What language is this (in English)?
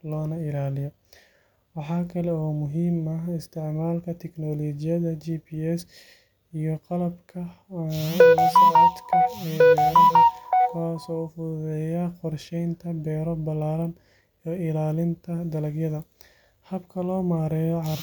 Somali